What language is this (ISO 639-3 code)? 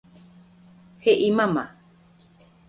grn